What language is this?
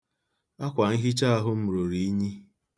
Igbo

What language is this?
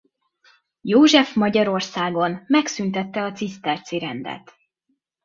Hungarian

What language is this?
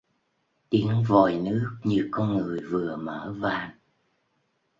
Vietnamese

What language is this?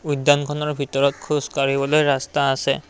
Assamese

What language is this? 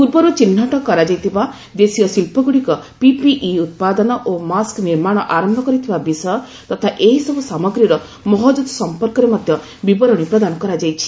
Odia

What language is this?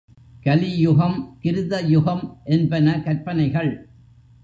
Tamil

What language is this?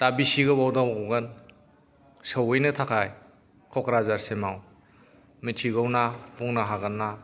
Bodo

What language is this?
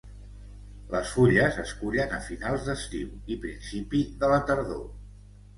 Catalan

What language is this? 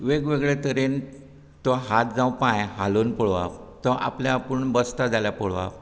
Konkani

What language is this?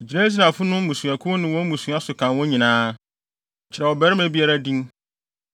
Akan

